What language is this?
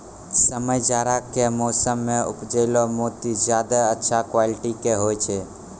Maithili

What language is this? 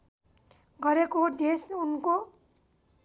Nepali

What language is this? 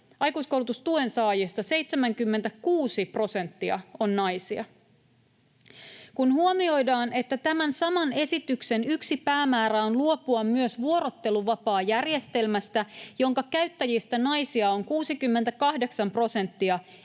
Finnish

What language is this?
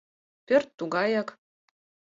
Mari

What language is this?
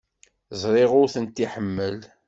Kabyle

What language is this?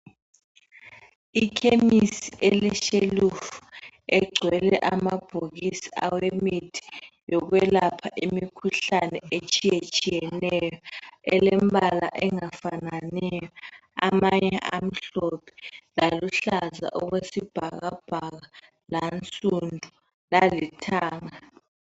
North Ndebele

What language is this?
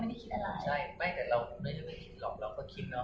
Thai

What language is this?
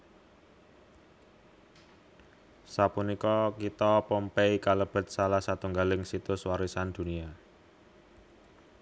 Javanese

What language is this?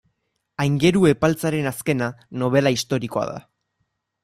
Basque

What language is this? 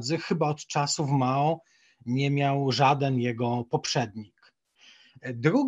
Polish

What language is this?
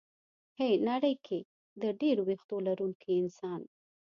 Pashto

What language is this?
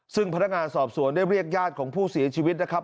Thai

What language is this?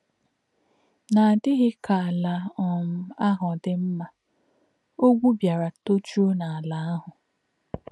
Igbo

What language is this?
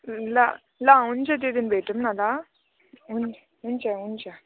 Nepali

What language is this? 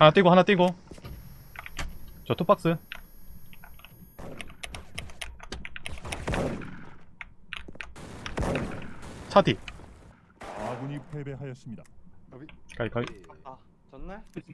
Korean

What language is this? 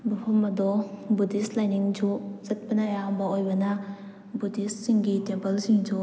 Manipuri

